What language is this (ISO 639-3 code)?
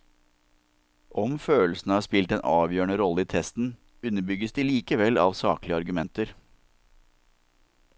nor